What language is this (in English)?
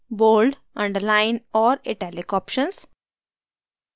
Hindi